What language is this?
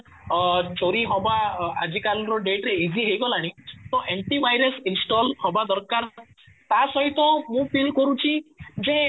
Odia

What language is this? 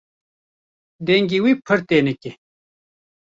Kurdish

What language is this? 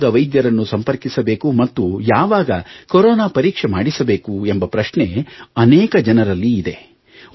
Kannada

